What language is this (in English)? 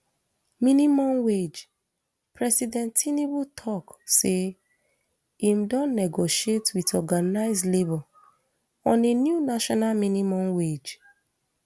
Nigerian Pidgin